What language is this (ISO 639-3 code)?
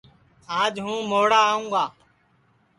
ssi